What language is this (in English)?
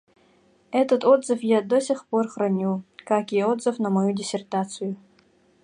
Yakut